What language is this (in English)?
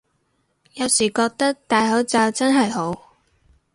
Cantonese